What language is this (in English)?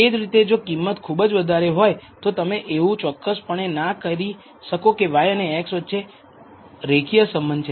Gujarati